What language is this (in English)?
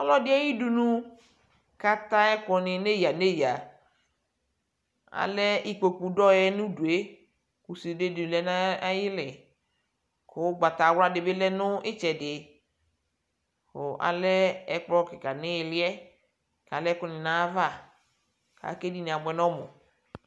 Ikposo